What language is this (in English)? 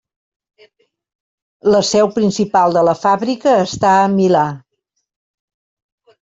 Catalan